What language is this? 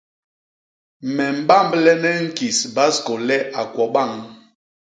Basaa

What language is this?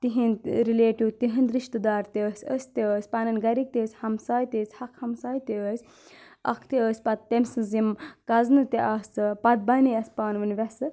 Kashmiri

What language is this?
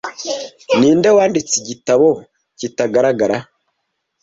Kinyarwanda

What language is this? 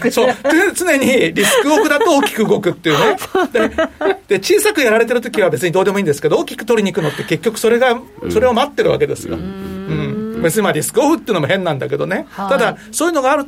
Japanese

